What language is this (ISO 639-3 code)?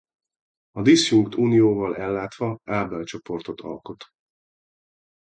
hun